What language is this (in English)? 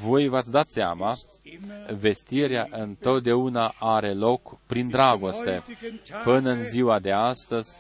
Romanian